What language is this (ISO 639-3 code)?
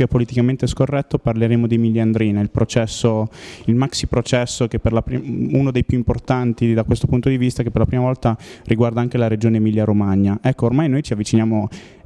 ita